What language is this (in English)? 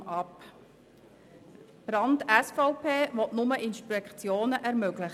Swiss German